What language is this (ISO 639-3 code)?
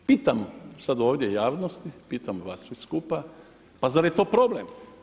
hrv